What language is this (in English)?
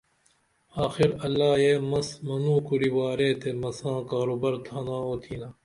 Dameli